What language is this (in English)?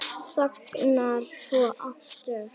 Icelandic